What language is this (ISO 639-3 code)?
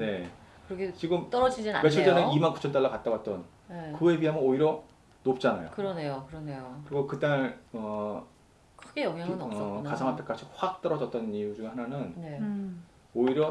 kor